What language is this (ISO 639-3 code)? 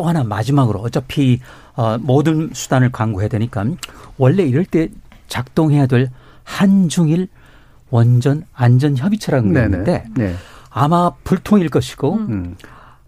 kor